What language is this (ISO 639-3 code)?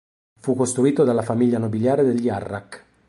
ita